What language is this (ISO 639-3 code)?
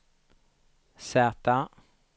swe